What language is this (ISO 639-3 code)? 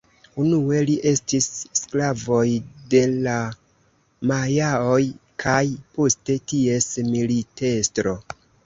epo